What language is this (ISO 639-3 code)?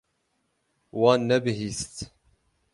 kur